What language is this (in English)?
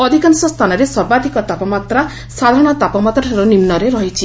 Odia